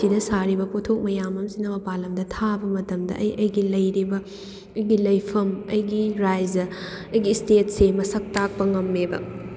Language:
Manipuri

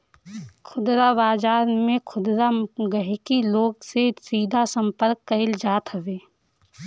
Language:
Bhojpuri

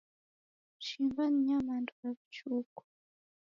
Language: Taita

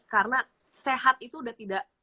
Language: Indonesian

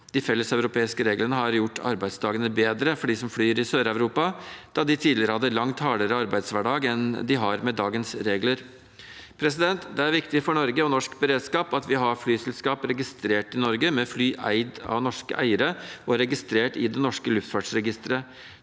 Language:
Norwegian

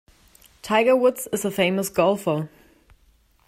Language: English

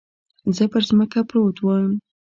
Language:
Pashto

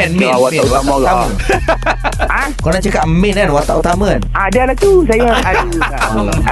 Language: Malay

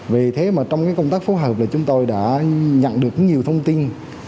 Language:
Vietnamese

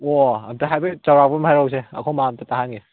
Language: Manipuri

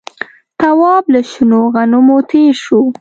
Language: Pashto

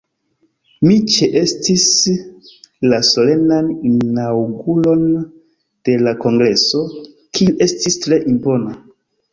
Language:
Esperanto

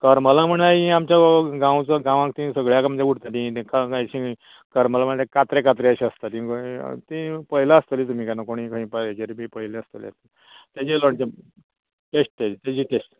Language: Konkani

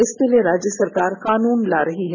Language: Hindi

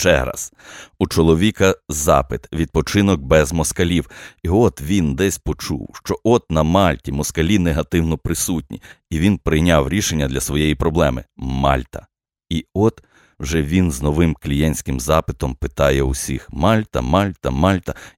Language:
Ukrainian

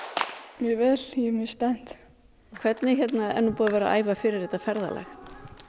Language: Icelandic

